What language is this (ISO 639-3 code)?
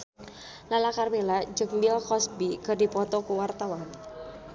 sun